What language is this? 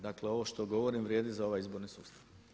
Croatian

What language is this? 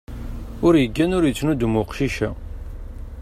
Kabyle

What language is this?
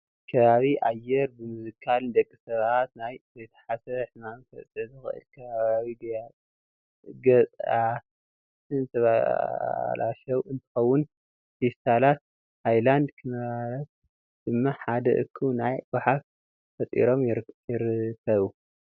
Tigrinya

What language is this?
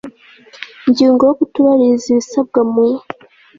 Kinyarwanda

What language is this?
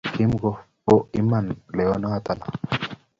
Kalenjin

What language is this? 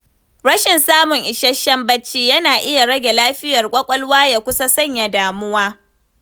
Hausa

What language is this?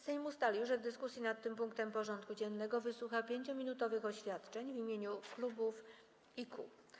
Polish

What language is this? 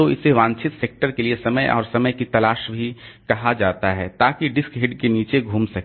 Hindi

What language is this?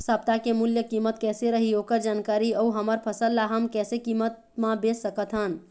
Chhattisgarhi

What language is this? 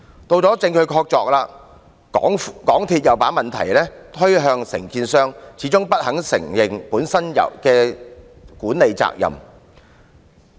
Cantonese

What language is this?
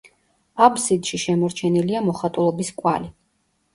Georgian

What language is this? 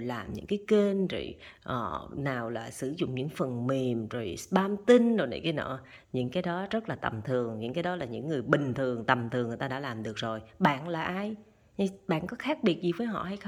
Vietnamese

